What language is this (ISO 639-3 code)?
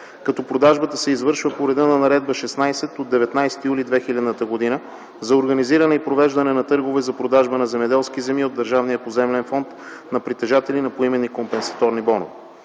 bul